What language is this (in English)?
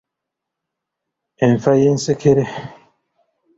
Ganda